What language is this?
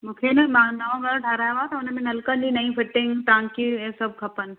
Sindhi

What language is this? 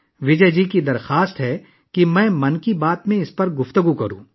Urdu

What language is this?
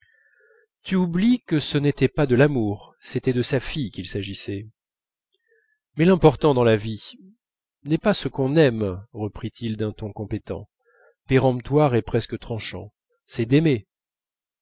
French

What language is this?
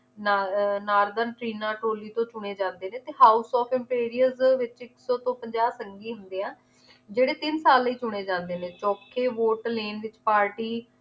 Punjabi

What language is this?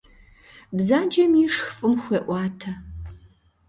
Kabardian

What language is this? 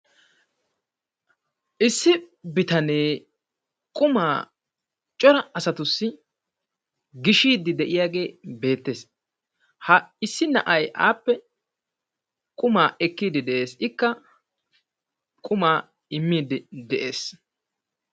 Wolaytta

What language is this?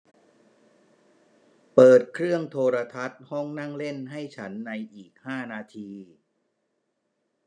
Thai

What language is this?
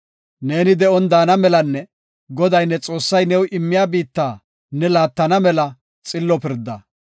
Gofa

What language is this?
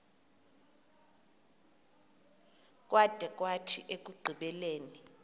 Xhosa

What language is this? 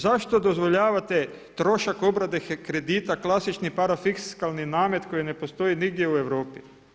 Croatian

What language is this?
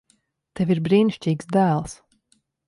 Latvian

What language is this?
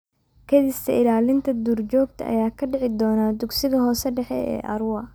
Somali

